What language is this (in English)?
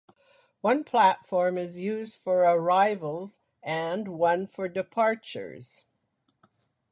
English